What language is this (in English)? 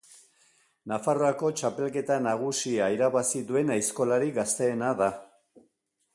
Basque